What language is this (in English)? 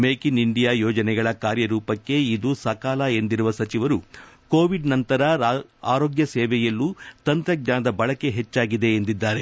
Kannada